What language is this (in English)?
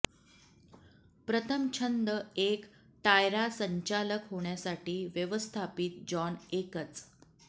Marathi